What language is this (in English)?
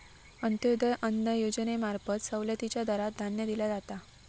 Marathi